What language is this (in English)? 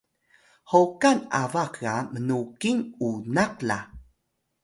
Atayal